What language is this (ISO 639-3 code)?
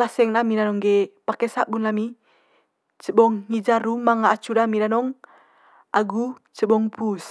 mqy